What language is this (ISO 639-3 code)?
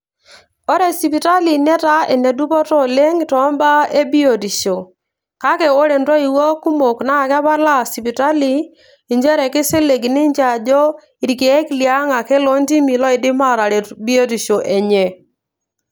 mas